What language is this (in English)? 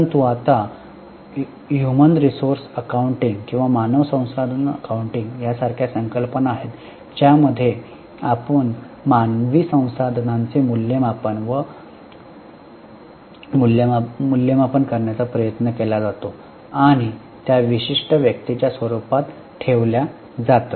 Marathi